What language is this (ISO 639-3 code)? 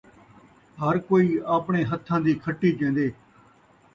skr